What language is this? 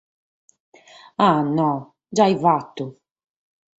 Sardinian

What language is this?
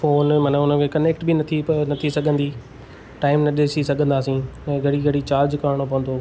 Sindhi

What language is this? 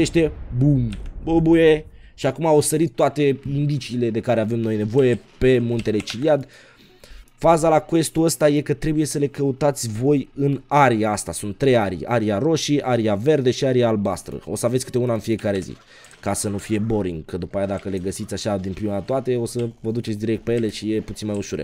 Romanian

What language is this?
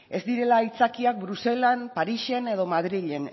Basque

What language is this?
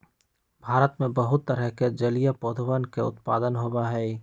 Magahi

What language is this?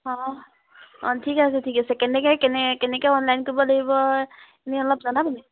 Assamese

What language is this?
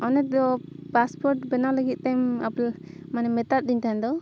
Santali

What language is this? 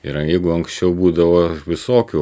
Lithuanian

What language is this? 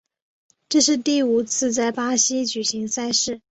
Chinese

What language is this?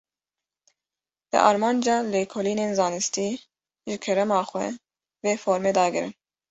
Kurdish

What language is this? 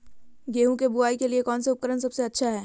Magahi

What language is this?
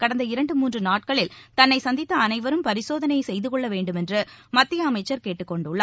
Tamil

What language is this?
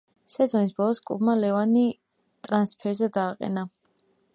Georgian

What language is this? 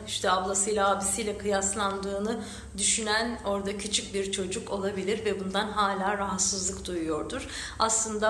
Turkish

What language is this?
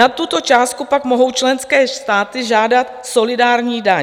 Czech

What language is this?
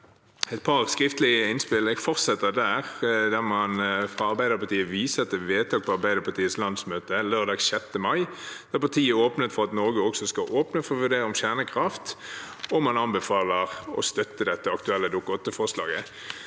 Norwegian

